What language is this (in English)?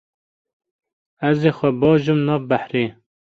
Kurdish